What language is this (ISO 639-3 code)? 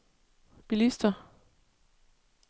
dan